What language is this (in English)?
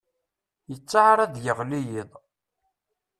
Kabyle